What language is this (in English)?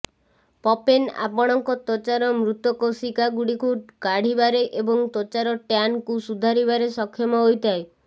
Odia